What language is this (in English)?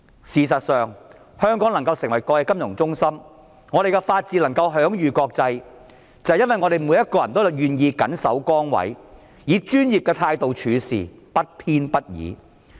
Cantonese